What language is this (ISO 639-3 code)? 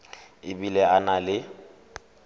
tsn